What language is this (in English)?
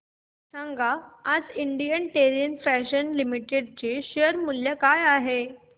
Marathi